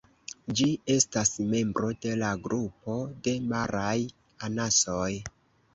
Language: Esperanto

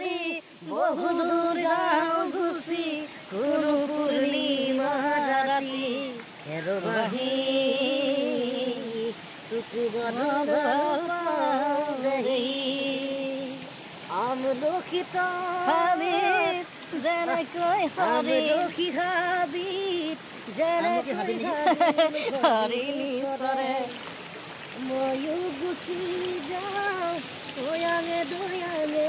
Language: Hindi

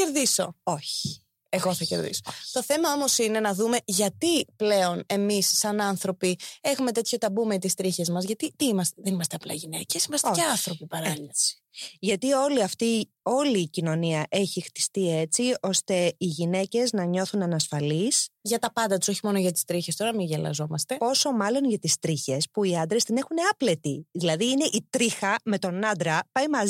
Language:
Greek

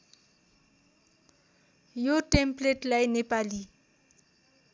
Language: Nepali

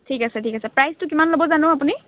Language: Assamese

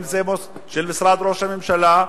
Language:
Hebrew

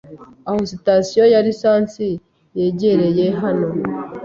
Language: Kinyarwanda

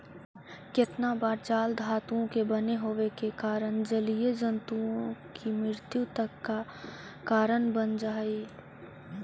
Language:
Magahi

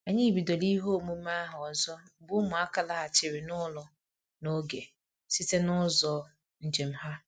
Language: Igbo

